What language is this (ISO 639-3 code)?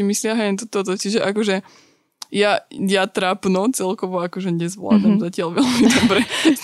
slk